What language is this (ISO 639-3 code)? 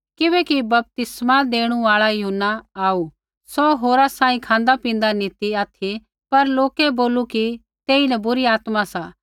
kfx